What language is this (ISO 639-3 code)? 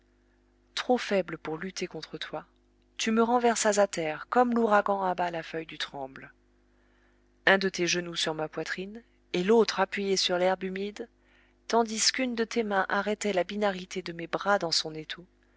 fra